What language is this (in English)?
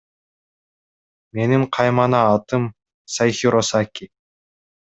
Kyrgyz